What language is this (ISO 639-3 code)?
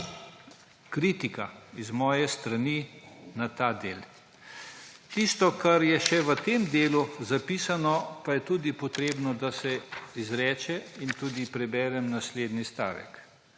slv